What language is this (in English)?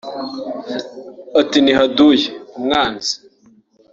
Kinyarwanda